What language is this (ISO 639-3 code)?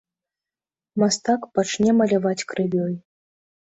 bel